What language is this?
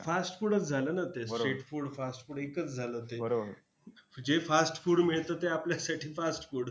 Marathi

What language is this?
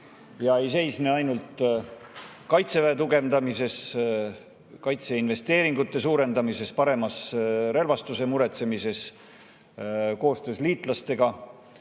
Estonian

